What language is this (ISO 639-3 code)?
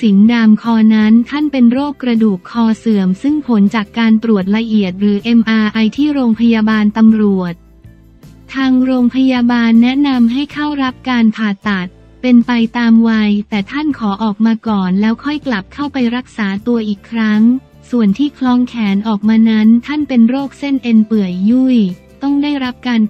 tha